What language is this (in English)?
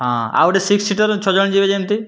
Odia